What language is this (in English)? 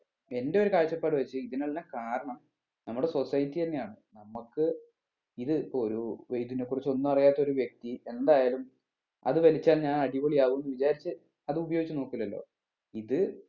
Malayalam